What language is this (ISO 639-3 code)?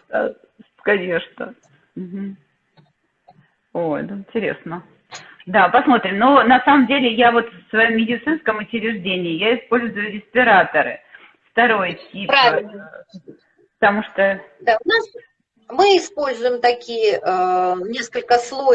rus